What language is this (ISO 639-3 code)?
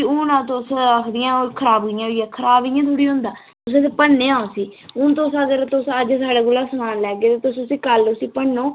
doi